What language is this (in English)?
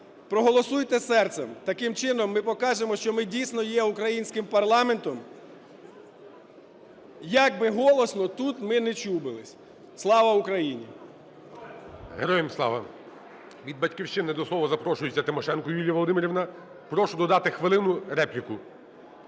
Ukrainian